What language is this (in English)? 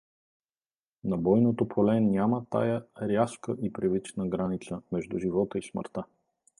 Bulgarian